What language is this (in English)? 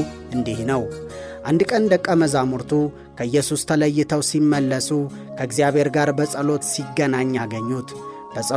Amharic